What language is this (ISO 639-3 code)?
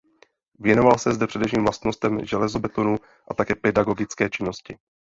ces